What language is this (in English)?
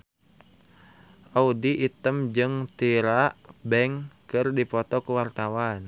Sundanese